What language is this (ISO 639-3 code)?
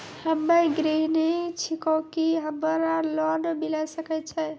mai